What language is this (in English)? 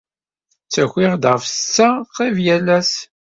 Kabyle